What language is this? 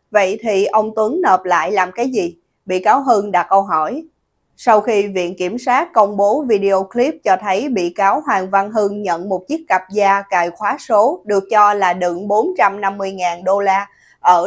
Vietnamese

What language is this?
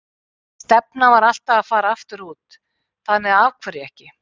Icelandic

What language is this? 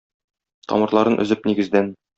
Tatar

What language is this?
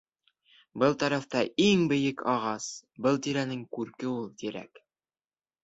Bashkir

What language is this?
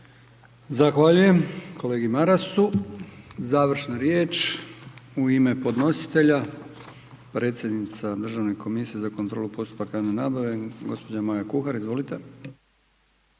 Croatian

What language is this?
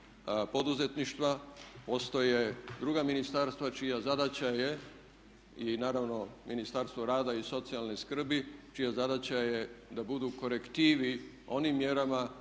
Croatian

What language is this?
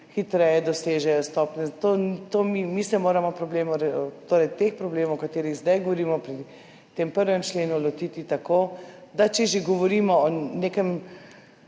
Slovenian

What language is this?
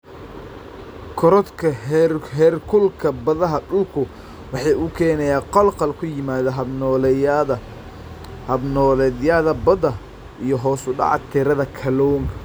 Somali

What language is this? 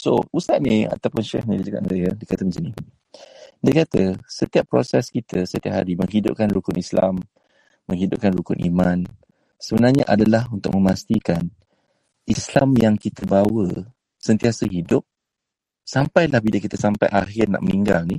Malay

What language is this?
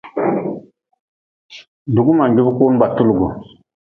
Nawdm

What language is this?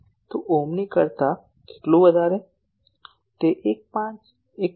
Gujarati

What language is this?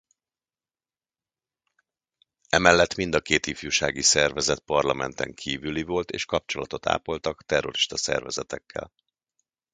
Hungarian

